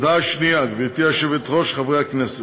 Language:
Hebrew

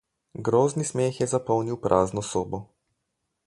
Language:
Slovenian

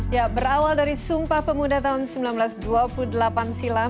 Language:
Indonesian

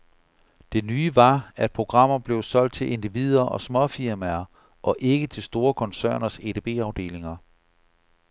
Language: Danish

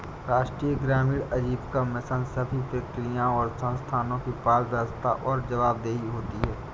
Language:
Hindi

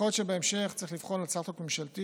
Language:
Hebrew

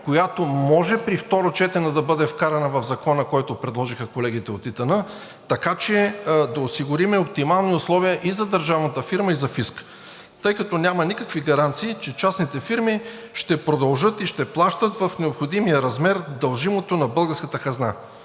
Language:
Bulgarian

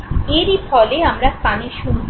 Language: Bangla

